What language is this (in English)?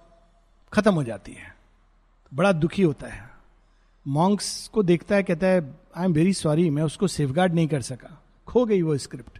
Hindi